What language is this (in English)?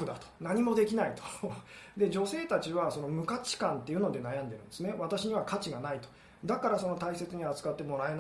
Japanese